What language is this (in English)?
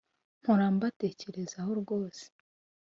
Kinyarwanda